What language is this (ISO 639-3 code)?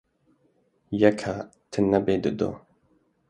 kur